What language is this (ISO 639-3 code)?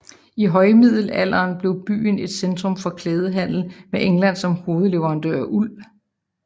dan